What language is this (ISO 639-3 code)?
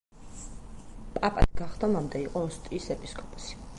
kat